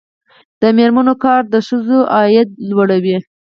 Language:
Pashto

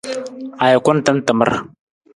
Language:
Nawdm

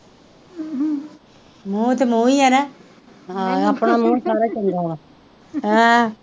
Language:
Punjabi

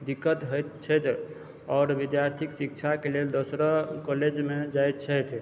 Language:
Maithili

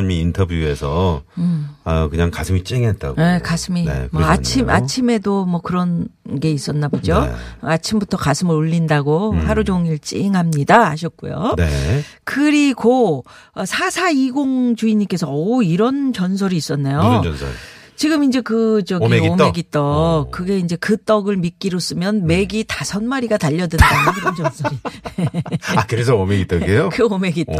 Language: Korean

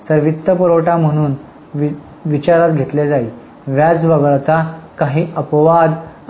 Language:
Marathi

